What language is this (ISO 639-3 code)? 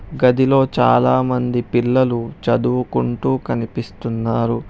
tel